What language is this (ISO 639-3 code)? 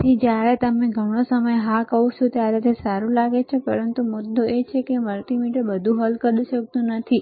guj